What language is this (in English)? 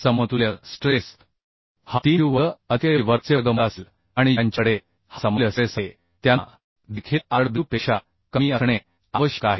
Marathi